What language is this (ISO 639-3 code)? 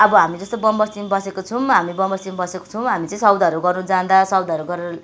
nep